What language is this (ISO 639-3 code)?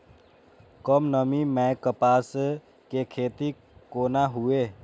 mai